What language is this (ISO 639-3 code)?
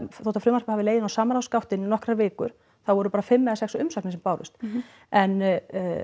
isl